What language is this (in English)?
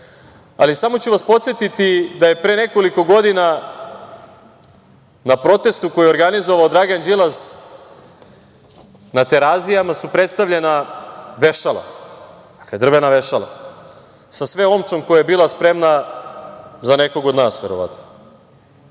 Serbian